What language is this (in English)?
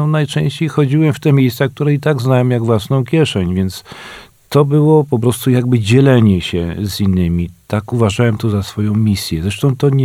Polish